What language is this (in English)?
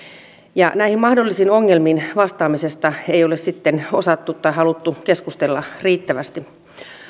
Finnish